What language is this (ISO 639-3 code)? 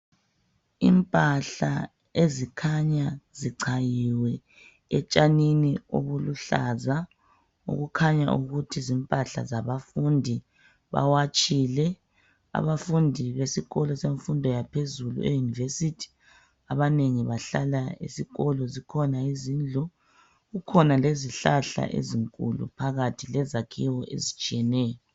nde